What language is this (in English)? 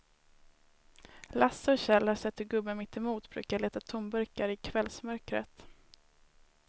Swedish